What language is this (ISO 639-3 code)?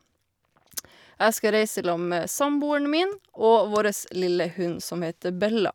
nor